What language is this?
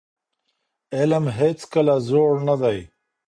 Pashto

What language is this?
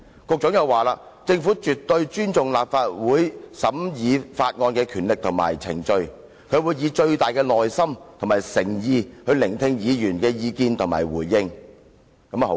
Cantonese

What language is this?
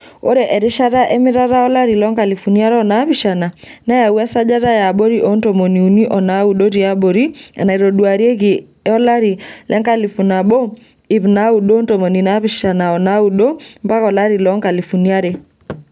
Masai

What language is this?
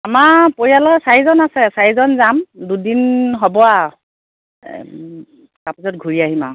Assamese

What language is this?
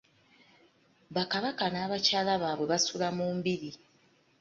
Ganda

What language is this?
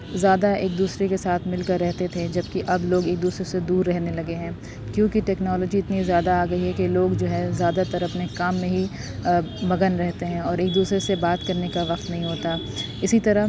Urdu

